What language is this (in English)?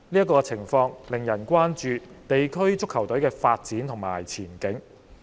Cantonese